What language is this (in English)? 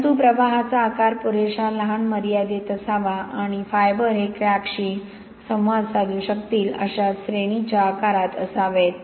Marathi